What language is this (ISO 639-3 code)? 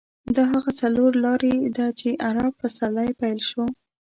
pus